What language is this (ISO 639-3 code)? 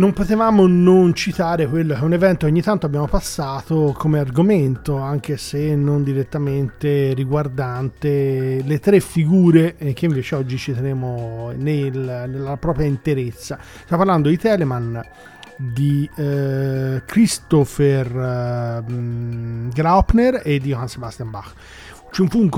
ita